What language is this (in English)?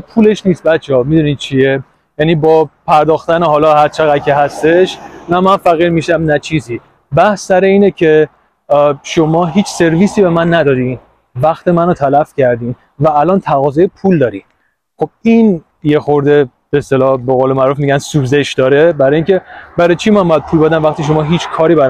Persian